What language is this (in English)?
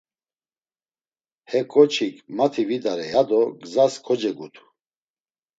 Laz